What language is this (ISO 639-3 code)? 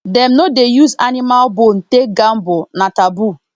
pcm